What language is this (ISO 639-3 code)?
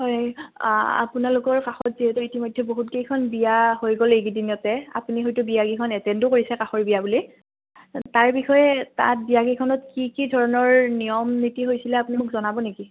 asm